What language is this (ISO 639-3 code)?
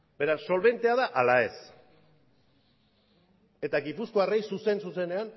eus